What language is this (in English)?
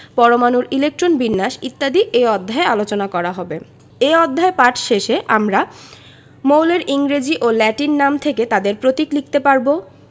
Bangla